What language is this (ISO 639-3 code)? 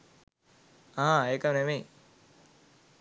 sin